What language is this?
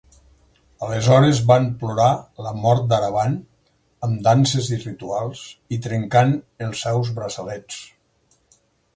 Catalan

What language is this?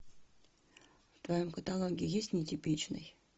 Russian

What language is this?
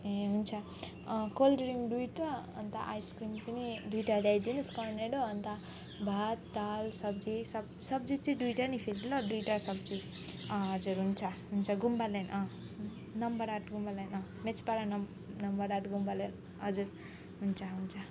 Nepali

